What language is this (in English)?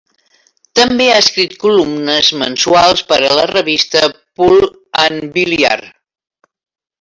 Catalan